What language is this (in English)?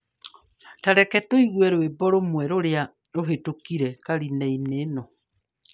Kikuyu